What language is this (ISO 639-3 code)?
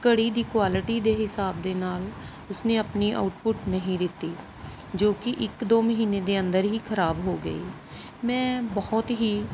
pan